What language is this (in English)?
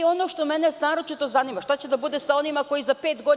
Serbian